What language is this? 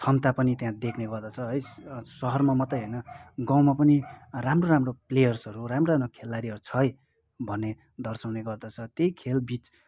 Nepali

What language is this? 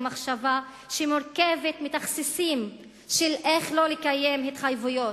Hebrew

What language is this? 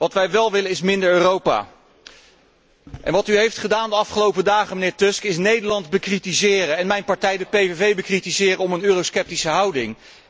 Dutch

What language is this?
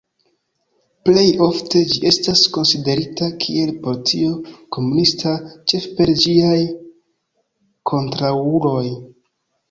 Esperanto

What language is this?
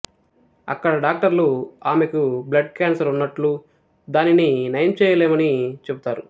Telugu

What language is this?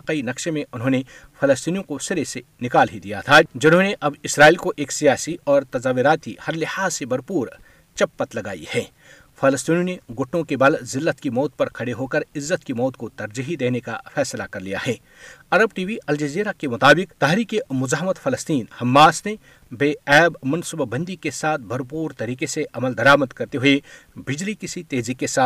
Urdu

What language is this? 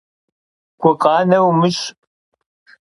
Kabardian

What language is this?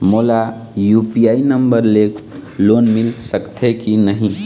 Chhattisgarhi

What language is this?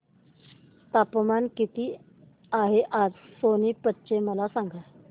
Marathi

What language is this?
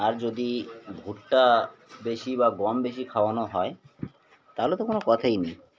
Bangla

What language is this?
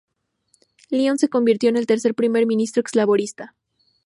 Spanish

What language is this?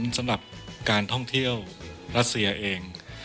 Thai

